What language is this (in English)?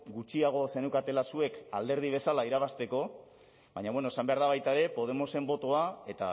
Basque